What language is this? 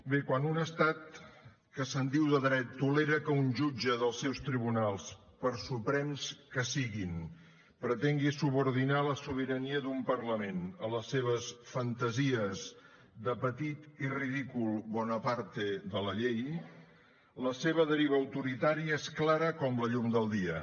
Catalan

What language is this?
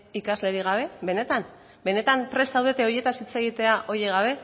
Basque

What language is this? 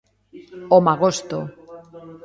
Galician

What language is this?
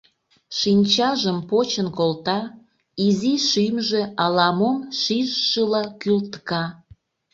Mari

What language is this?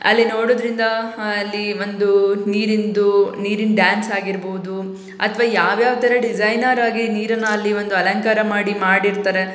Kannada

